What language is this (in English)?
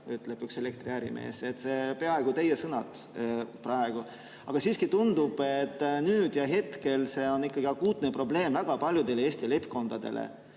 Estonian